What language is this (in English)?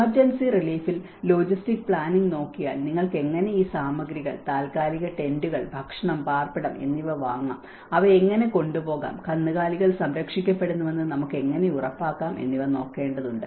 Malayalam